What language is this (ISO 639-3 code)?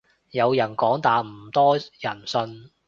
yue